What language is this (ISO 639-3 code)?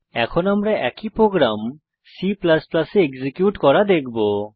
ben